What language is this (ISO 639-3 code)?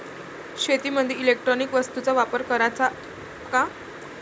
mar